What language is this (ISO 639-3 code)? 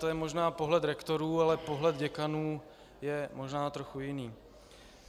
ces